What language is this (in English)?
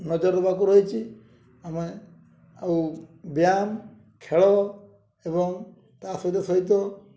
Odia